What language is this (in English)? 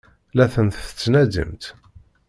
Kabyle